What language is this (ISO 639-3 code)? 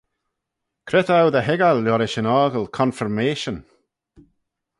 glv